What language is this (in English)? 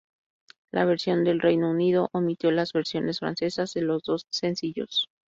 Spanish